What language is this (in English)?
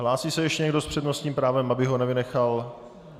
Czech